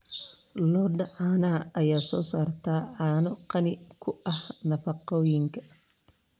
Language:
Somali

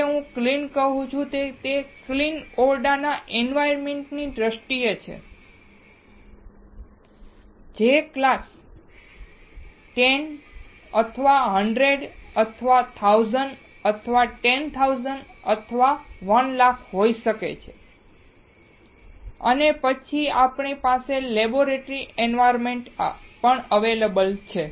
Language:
Gujarati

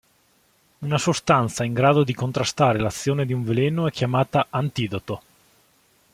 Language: Italian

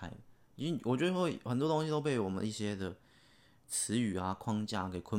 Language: Chinese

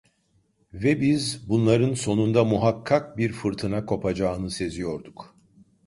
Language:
Turkish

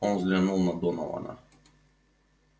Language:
Russian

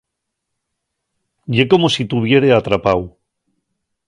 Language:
Asturian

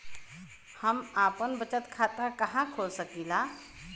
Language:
Bhojpuri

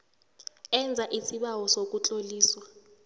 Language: South Ndebele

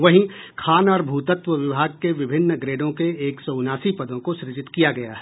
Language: Hindi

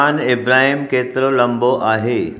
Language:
Sindhi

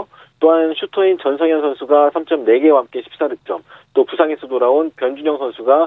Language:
Korean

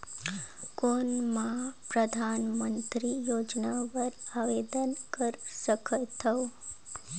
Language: Chhattisgarhi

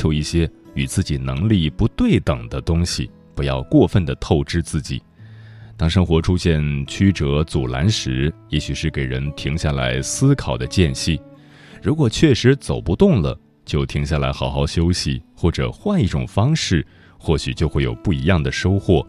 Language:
Chinese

